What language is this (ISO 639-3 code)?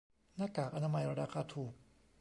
tha